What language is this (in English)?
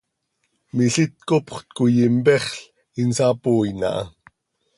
Seri